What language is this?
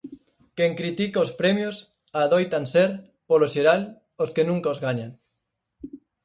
Galician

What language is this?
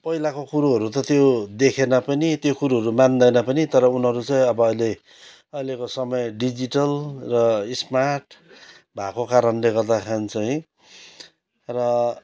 Nepali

